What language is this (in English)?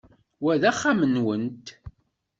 Kabyle